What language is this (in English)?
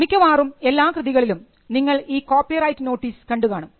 Malayalam